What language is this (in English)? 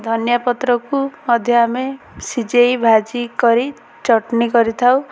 Odia